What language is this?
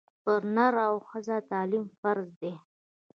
Pashto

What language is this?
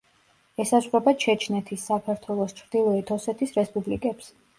Georgian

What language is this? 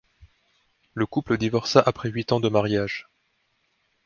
French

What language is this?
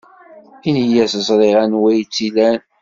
Kabyle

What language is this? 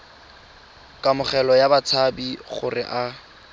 Tswana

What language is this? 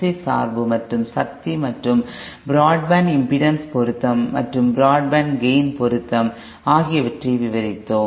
Tamil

